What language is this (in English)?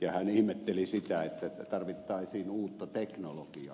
Finnish